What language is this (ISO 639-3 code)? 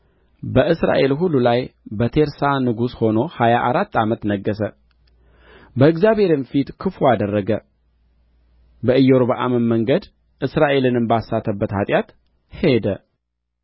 amh